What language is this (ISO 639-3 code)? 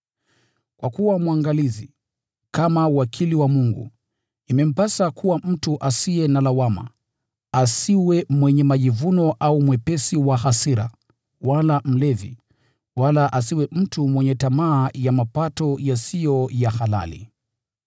swa